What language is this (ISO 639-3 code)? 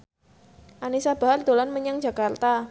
jav